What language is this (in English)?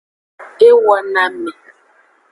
Aja (Benin)